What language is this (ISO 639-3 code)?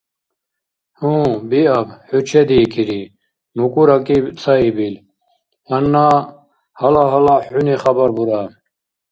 dar